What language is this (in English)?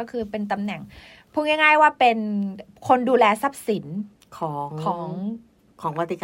Thai